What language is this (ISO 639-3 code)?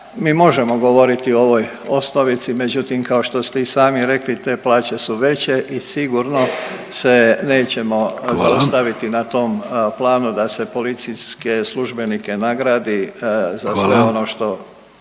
hrv